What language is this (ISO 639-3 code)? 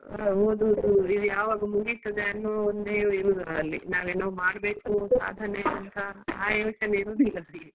kan